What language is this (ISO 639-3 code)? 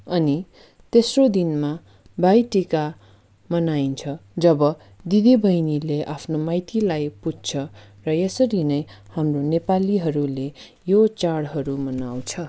nep